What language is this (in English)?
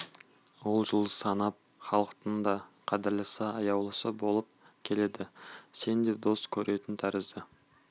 Kazakh